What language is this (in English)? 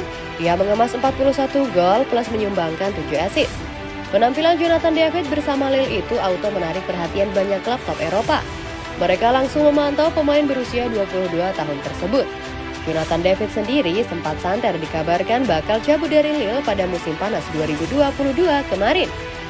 Indonesian